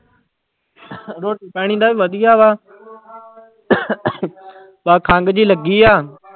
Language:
Punjabi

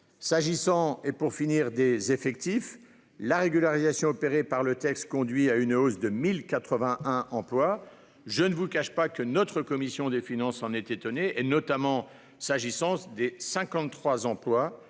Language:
French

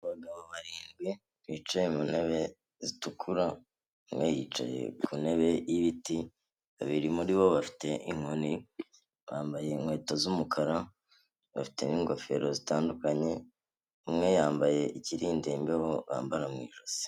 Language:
Kinyarwanda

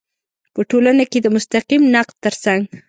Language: Pashto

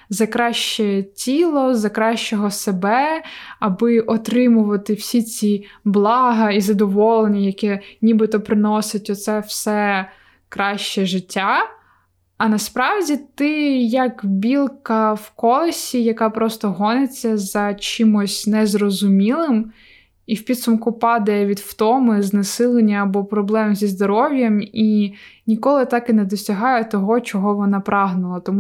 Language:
Ukrainian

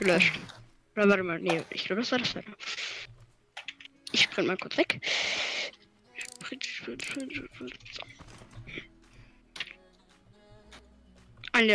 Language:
German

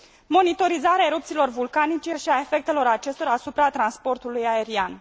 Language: Romanian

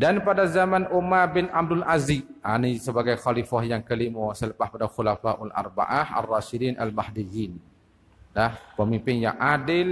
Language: Malay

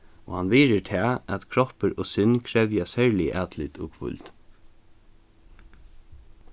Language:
Faroese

